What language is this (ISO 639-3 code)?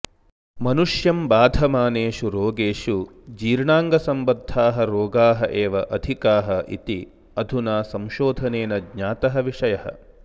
san